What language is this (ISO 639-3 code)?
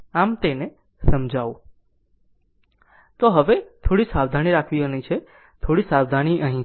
guj